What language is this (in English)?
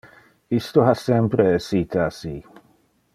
Interlingua